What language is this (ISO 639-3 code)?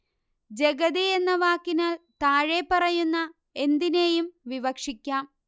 mal